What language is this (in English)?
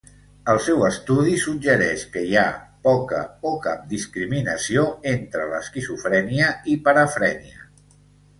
Catalan